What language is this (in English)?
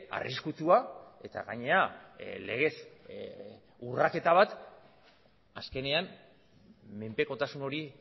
Basque